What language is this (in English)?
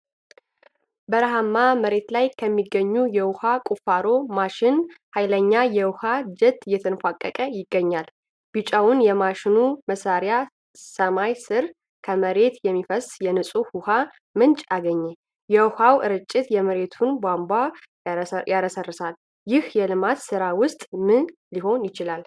Amharic